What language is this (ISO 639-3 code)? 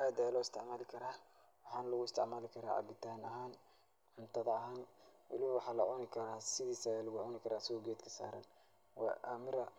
som